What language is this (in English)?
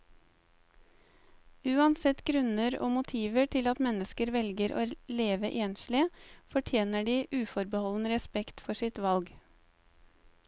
Norwegian